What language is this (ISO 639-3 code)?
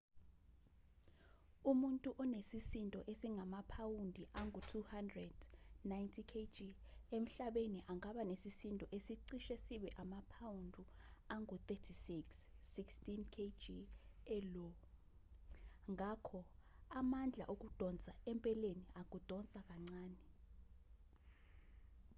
zul